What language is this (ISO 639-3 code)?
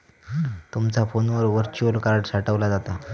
mar